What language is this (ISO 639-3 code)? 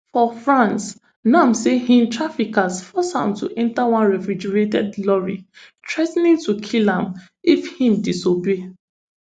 pcm